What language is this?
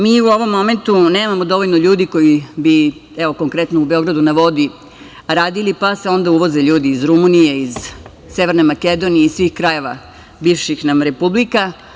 Serbian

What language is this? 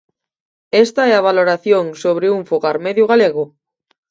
Galician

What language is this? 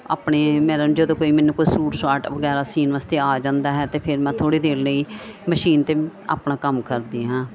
Punjabi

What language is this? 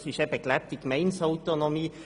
Swiss German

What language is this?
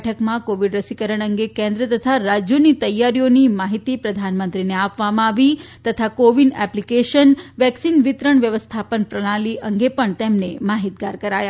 Gujarati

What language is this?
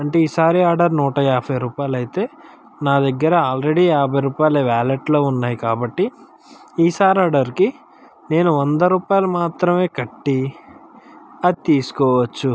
Telugu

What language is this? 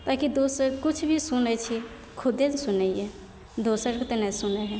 Maithili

